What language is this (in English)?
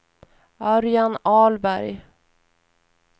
Swedish